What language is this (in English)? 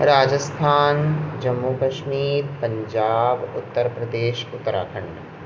Sindhi